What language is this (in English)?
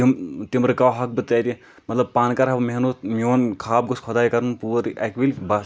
Kashmiri